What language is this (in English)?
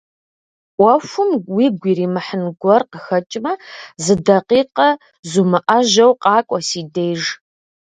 Kabardian